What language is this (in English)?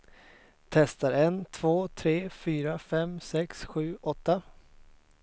Swedish